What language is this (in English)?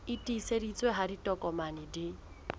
Southern Sotho